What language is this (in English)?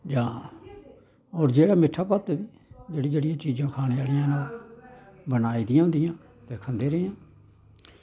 Dogri